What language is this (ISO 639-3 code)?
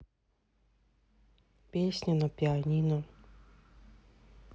rus